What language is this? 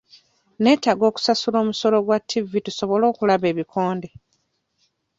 Ganda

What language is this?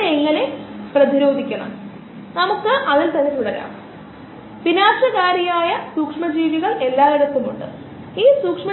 Malayalam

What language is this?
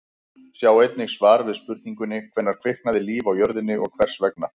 Icelandic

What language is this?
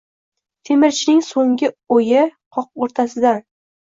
Uzbek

